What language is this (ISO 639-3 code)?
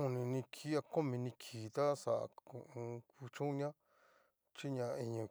miu